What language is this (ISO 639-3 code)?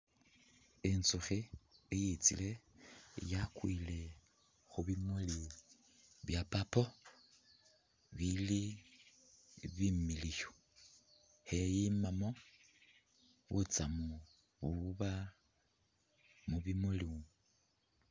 myx